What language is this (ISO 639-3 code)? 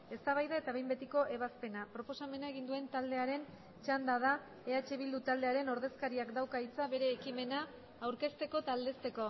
eus